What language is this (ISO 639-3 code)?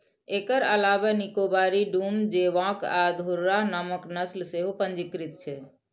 mai